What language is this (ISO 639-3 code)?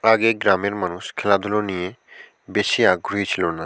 ben